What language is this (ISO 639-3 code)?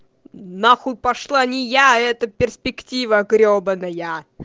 rus